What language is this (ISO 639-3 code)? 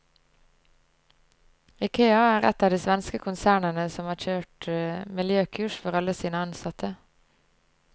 nor